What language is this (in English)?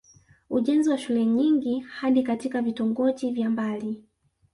Swahili